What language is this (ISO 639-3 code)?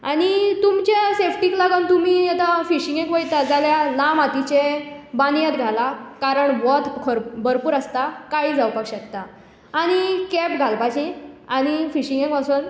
kok